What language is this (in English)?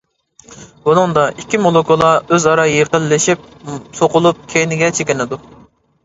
Uyghur